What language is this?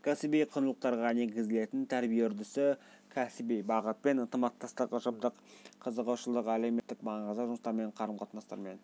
Kazakh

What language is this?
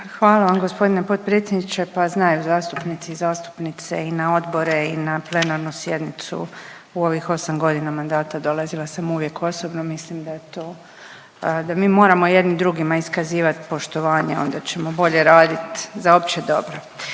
Croatian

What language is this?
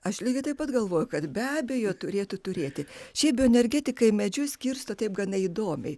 Lithuanian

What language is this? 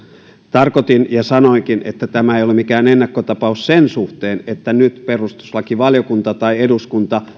Finnish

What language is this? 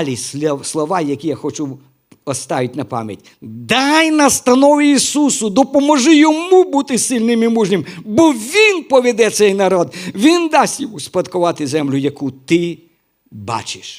Ukrainian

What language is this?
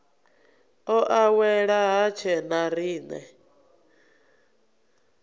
Venda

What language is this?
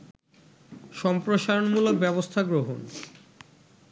Bangla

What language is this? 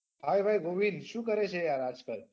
Gujarati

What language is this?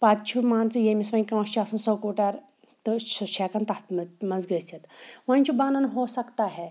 Kashmiri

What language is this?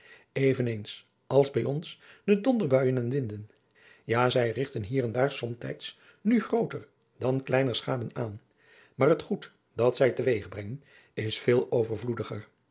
Dutch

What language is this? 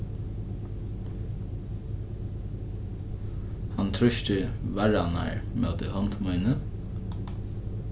Faroese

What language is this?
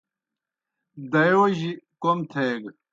Kohistani Shina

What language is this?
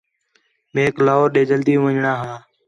Khetrani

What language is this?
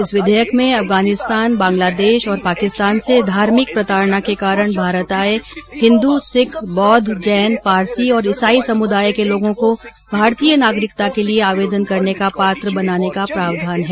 Hindi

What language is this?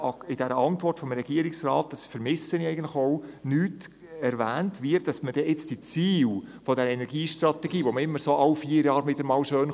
Swiss German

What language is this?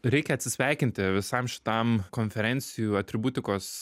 Lithuanian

